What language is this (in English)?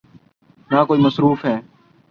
Urdu